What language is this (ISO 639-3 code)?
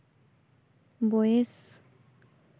sat